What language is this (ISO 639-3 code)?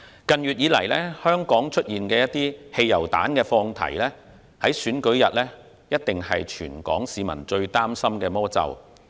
yue